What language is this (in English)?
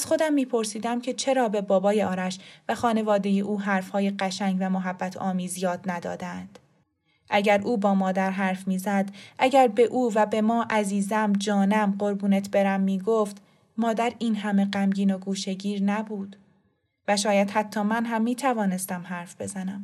Persian